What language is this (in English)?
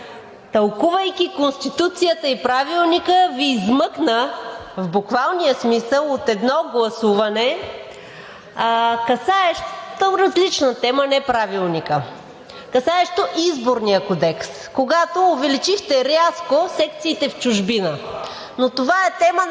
Bulgarian